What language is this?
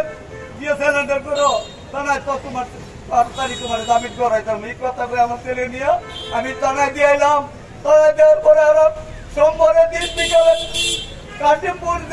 Indonesian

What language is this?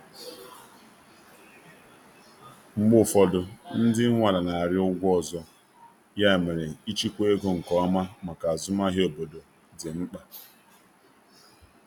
Igbo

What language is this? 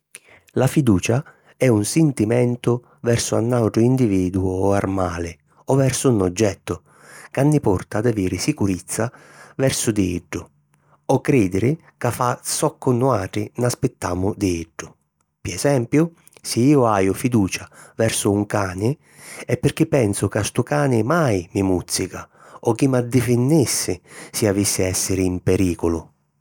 Sicilian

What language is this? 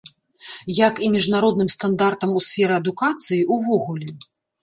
Belarusian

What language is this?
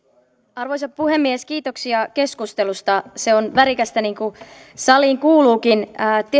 Finnish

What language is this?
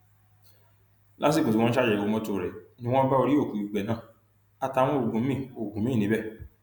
Yoruba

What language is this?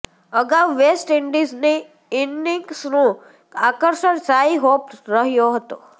Gujarati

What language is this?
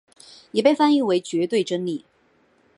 Chinese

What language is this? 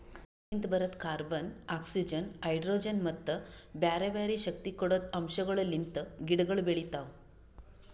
Kannada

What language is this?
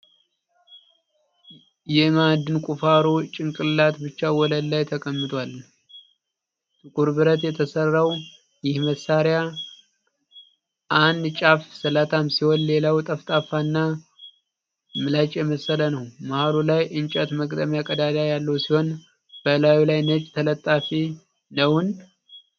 Amharic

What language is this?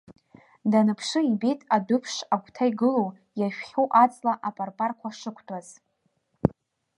Abkhazian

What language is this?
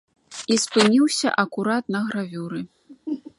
Belarusian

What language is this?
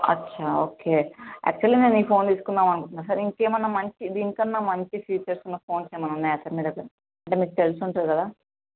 Telugu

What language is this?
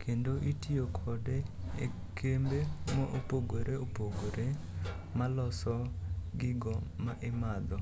Luo (Kenya and Tanzania)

